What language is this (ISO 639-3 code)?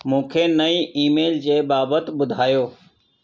snd